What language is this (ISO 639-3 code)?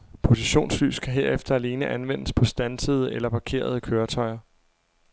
dan